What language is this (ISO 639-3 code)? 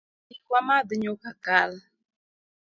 luo